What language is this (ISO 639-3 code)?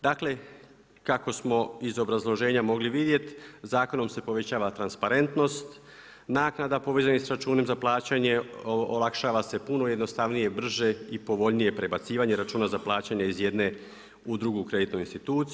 hrv